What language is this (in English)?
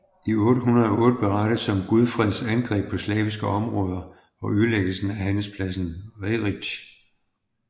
Danish